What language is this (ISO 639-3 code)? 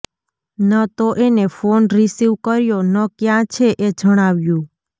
guj